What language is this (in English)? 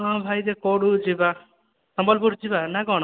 Odia